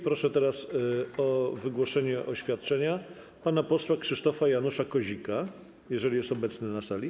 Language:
Polish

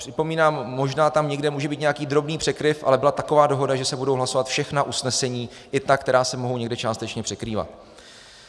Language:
Czech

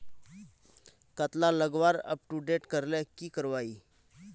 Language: Magahi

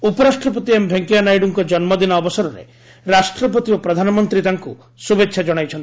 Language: Odia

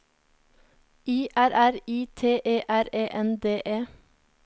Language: Norwegian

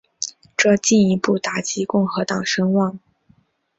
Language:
Chinese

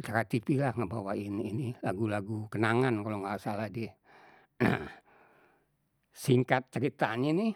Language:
Betawi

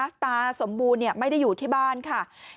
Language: Thai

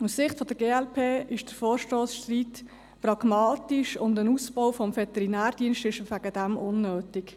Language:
Swiss German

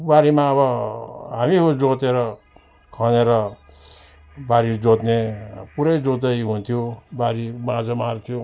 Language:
Nepali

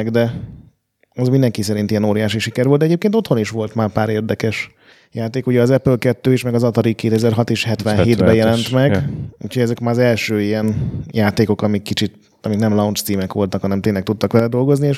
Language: Hungarian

